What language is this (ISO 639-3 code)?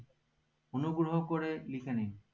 ben